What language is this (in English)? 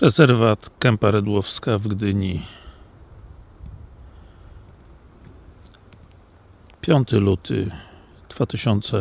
Polish